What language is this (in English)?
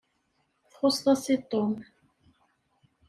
Kabyle